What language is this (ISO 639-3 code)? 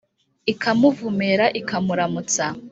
kin